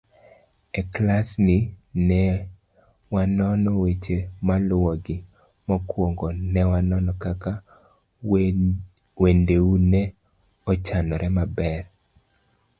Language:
Luo (Kenya and Tanzania)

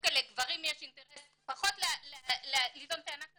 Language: Hebrew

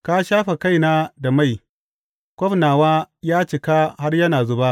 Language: Hausa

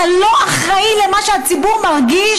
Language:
Hebrew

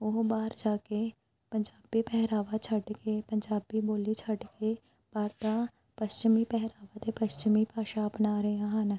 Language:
Punjabi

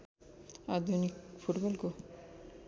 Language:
Nepali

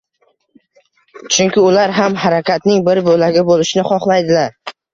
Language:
Uzbek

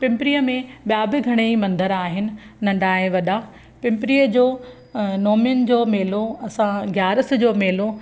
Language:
Sindhi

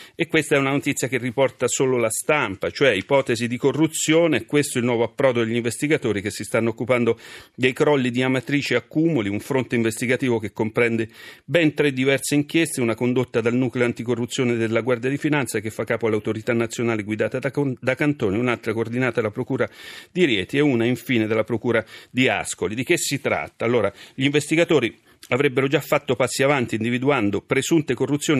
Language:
Italian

